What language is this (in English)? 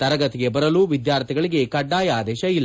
Kannada